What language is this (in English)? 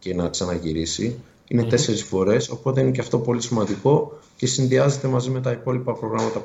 Greek